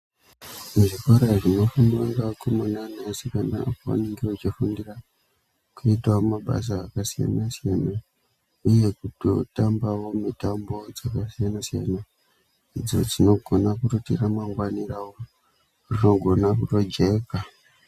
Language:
Ndau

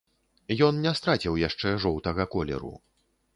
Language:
Belarusian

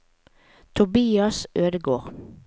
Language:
Norwegian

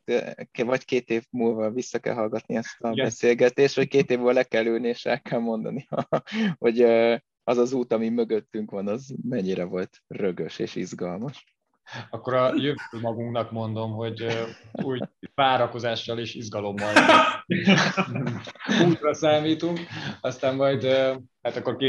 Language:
Hungarian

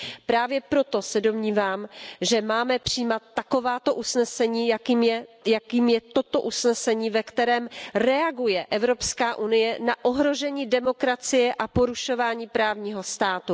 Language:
Czech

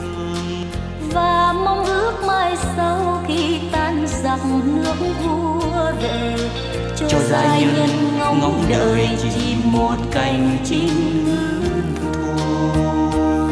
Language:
Vietnamese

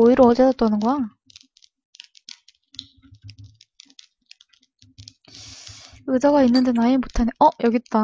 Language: Korean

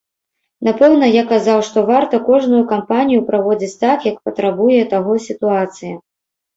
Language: Belarusian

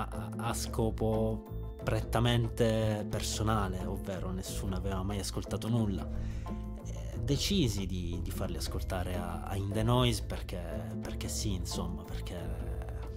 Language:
Italian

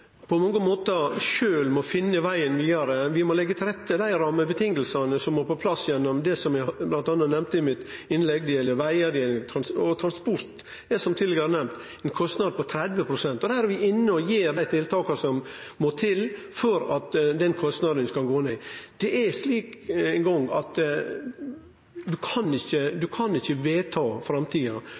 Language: Norwegian Nynorsk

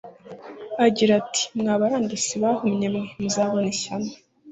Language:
Kinyarwanda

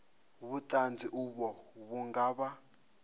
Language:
Venda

